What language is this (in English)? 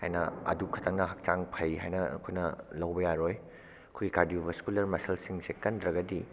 Manipuri